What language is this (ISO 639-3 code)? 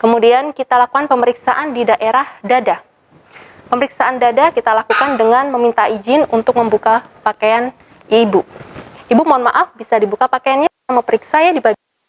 ind